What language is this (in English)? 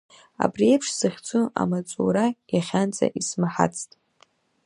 Abkhazian